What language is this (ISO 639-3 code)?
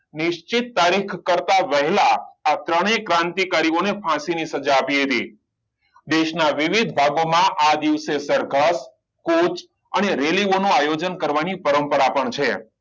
guj